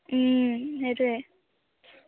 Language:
Assamese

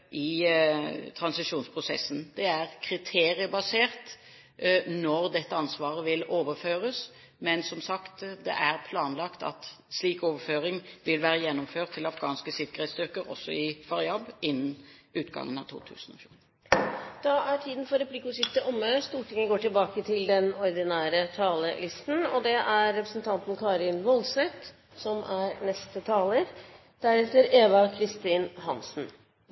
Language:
Norwegian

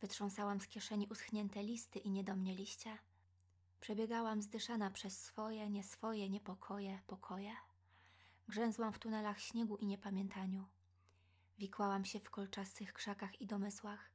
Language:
Polish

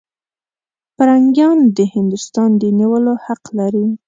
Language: Pashto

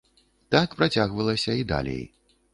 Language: Belarusian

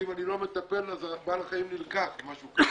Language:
Hebrew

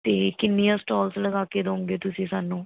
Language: Punjabi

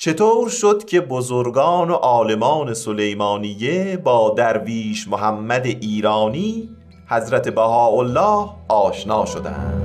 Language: Persian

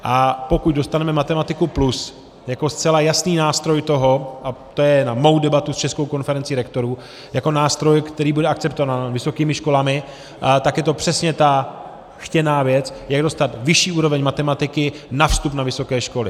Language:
Czech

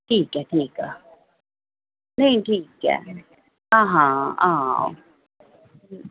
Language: Dogri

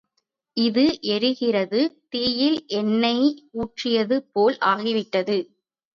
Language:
Tamil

